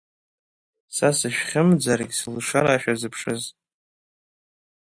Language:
Abkhazian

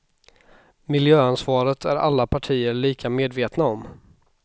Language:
Swedish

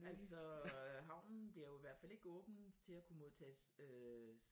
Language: Danish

